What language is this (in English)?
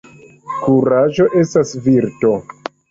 Esperanto